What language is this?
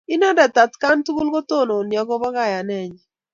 Kalenjin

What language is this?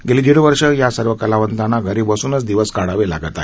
Marathi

